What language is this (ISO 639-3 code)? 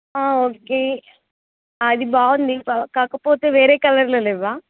tel